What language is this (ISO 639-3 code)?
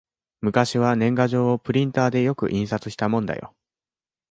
jpn